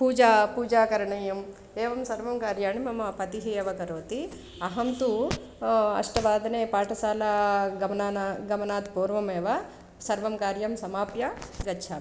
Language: Sanskrit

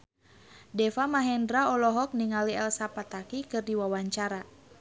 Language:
Sundanese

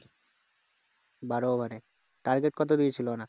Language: Bangla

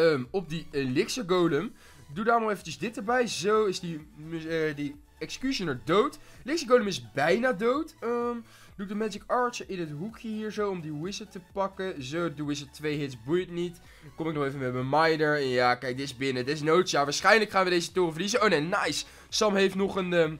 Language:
Dutch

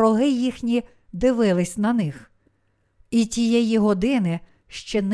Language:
Ukrainian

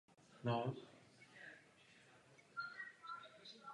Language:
Czech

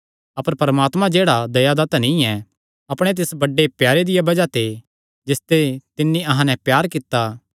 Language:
Kangri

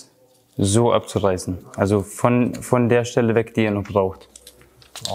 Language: German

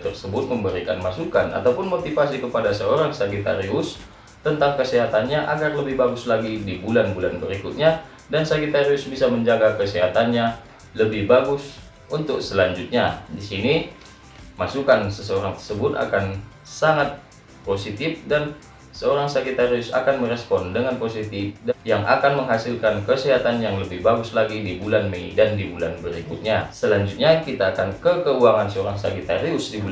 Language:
Indonesian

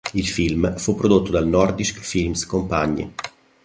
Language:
Italian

